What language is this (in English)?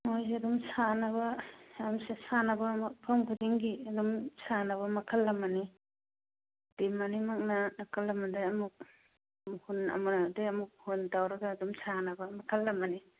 Manipuri